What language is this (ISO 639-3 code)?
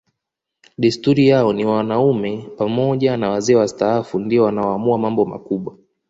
swa